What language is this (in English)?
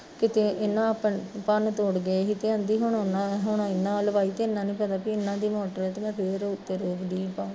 Punjabi